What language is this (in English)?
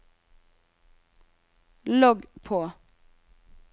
Norwegian